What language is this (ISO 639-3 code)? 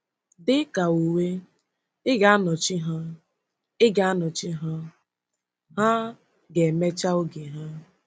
ibo